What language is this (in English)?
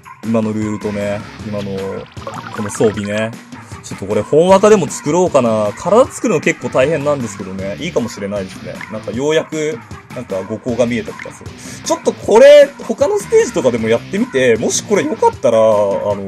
Japanese